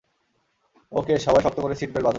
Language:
Bangla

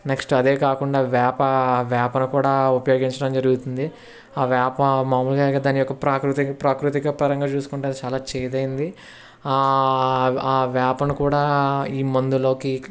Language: Telugu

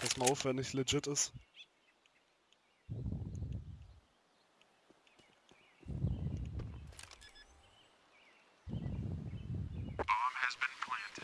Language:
German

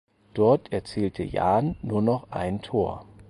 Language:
German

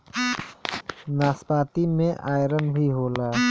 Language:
Bhojpuri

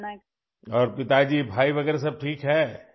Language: Urdu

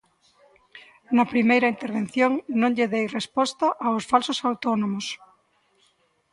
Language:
Galician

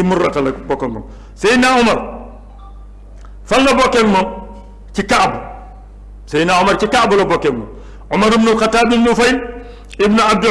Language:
Turkish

